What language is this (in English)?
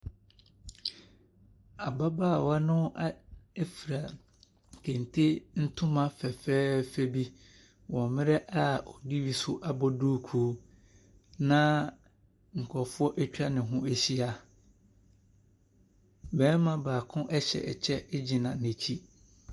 Akan